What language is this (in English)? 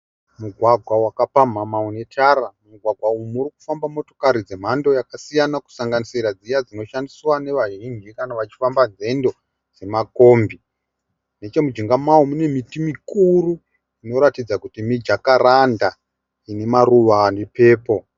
Shona